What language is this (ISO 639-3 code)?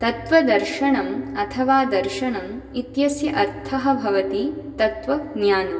san